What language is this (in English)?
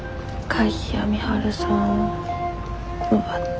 Japanese